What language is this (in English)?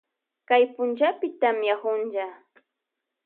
Loja Highland Quichua